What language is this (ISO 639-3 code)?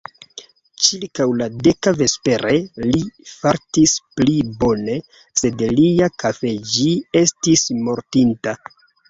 epo